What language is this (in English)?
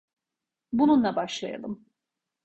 Turkish